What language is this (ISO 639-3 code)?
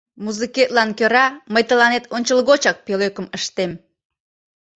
chm